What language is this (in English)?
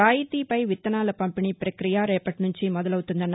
Telugu